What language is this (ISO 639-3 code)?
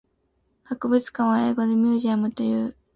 jpn